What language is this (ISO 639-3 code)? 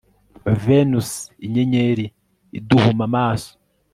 kin